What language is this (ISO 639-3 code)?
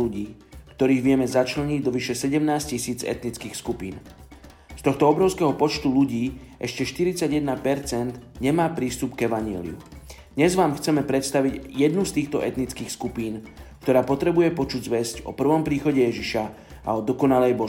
slk